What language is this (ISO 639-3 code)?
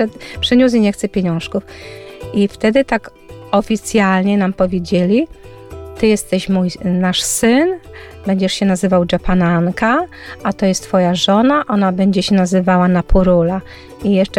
pol